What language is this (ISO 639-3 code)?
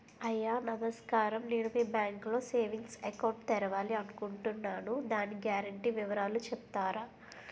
tel